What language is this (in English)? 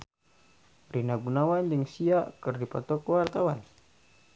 Sundanese